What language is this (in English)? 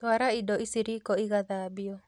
Kikuyu